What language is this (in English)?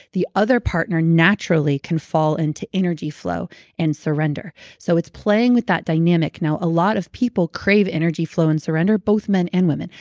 English